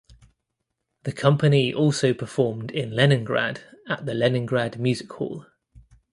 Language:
English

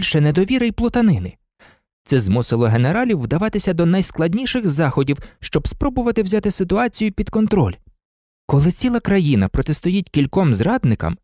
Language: Ukrainian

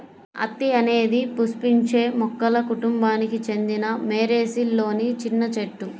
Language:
Telugu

